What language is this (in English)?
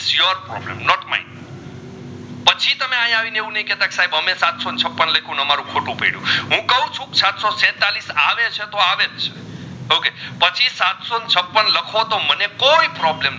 Gujarati